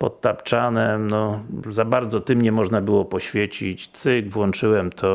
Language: Polish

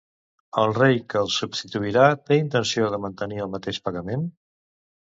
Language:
Catalan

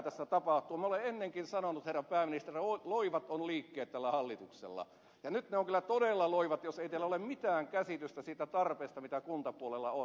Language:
Finnish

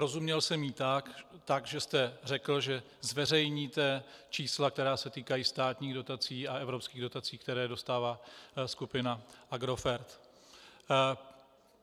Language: Czech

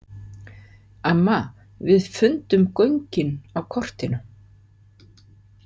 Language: Icelandic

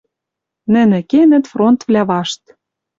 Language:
Western Mari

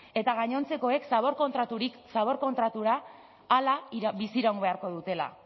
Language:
Basque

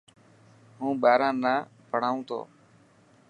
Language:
Dhatki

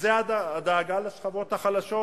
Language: Hebrew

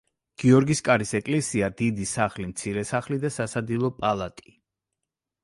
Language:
Georgian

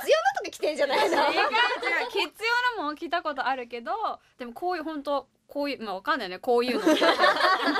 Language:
Japanese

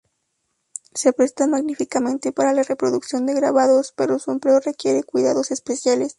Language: Spanish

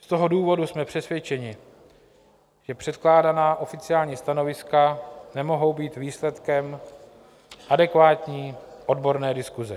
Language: Czech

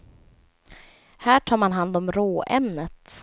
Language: Swedish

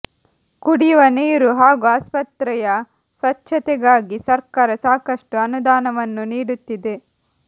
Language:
Kannada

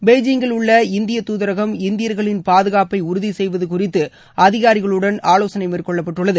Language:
Tamil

